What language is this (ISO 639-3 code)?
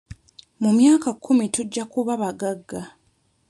lug